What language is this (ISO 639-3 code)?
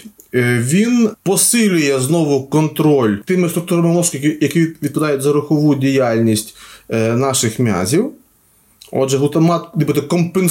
ukr